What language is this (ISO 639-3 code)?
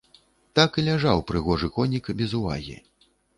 bel